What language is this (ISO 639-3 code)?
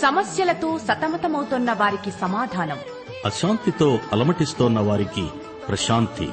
tel